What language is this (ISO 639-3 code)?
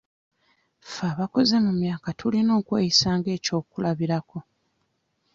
lug